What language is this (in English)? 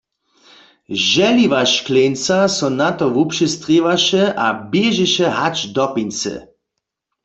Upper Sorbian